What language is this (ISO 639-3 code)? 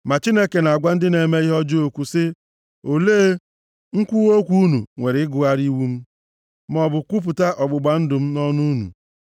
ibo